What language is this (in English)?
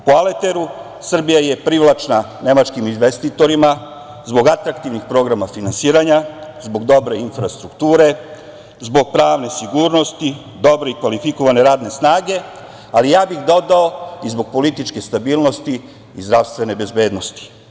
Serbian